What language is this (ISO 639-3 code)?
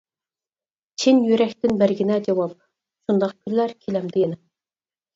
uig